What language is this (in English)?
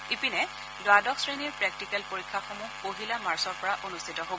Assamese